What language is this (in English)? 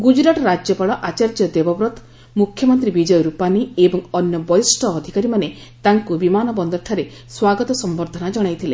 Odia